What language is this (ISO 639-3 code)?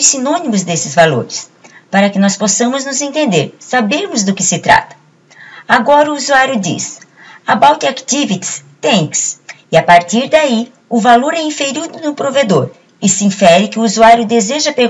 por